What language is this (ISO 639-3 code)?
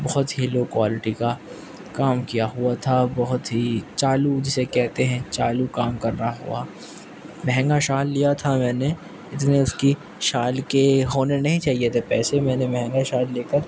urd